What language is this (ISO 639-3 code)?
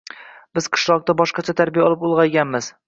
uzb